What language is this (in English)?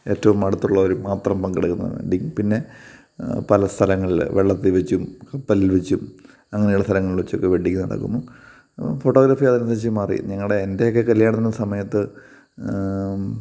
Malayalam